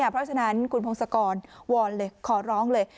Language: Thai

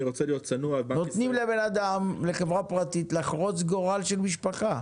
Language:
Hebrew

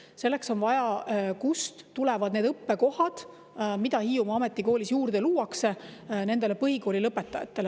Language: Estonian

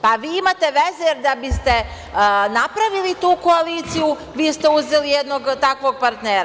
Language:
Serbian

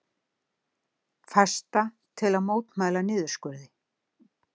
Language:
Icelandic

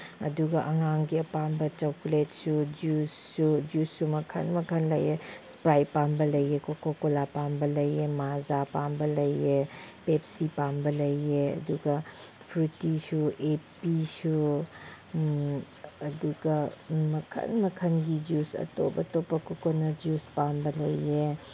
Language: Manipuri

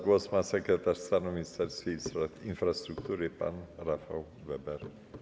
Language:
Polish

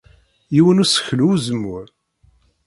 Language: Kabyle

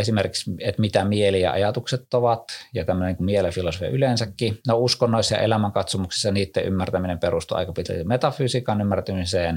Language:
Finnish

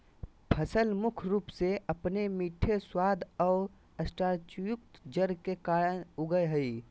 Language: Magahi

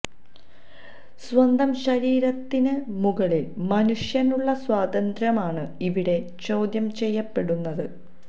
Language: Malayalam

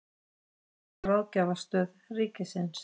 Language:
Icelandic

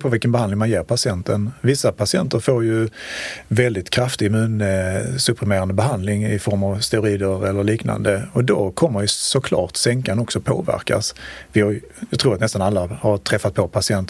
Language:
Swedish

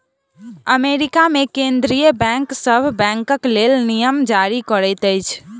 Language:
Maithili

